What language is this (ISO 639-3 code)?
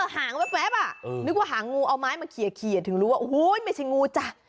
tha